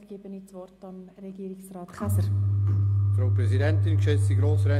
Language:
Swiss German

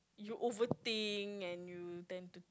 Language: English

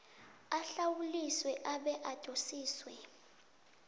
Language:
South Ndebele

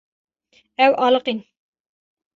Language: Kurdish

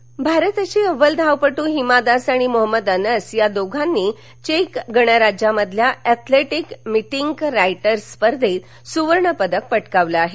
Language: Marathi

